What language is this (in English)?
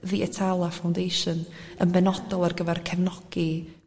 Welsh